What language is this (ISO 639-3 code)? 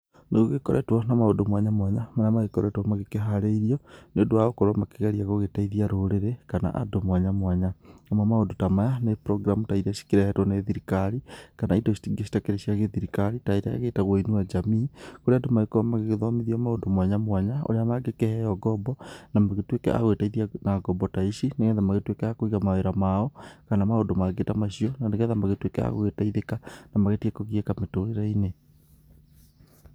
kik